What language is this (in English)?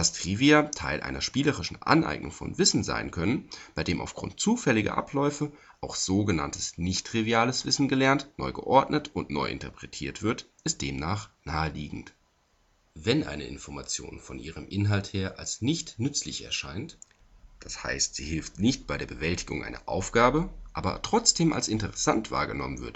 German